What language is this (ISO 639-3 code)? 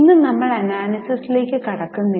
mal